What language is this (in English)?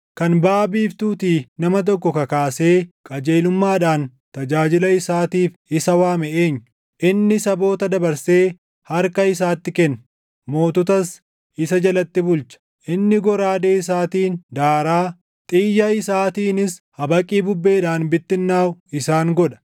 Oromo